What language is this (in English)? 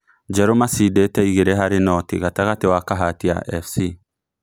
Kikuyu